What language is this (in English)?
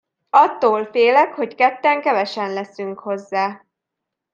Hungarian